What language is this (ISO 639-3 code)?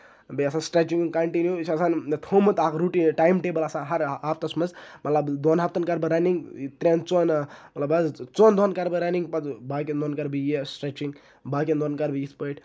kas